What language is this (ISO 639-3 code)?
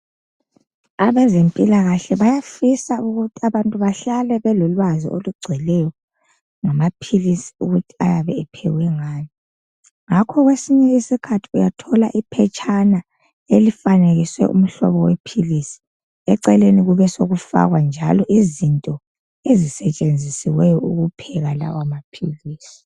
nde